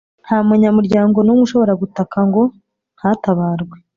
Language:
Kinyarwanda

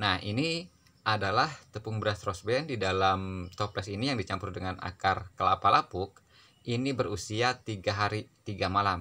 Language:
Indonesian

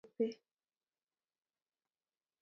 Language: Kalenjin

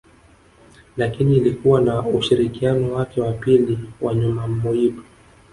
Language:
Swahili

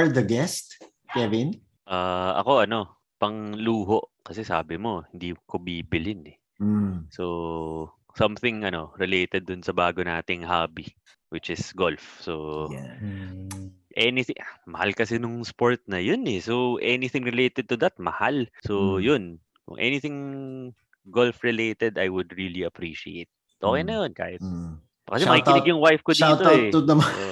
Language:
Filipino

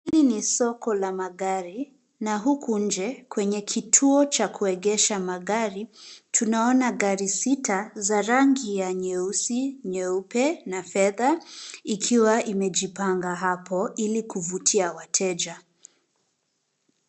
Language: Swahili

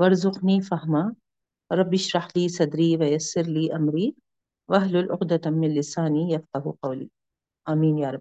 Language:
Urdu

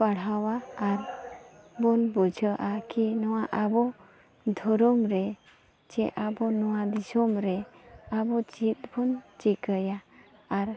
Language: Santali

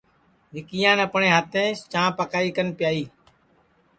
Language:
Sansi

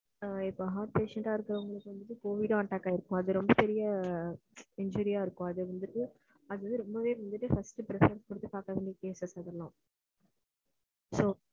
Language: Tamil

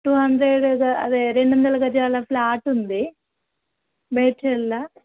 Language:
Telugu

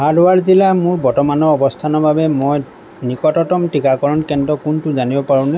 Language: Assamese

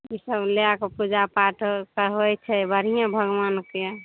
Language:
Maithili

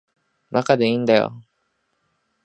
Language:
Japanese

